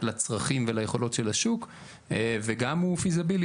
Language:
Hebrew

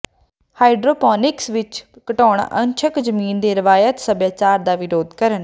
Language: Punjabi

